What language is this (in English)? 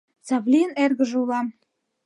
Mari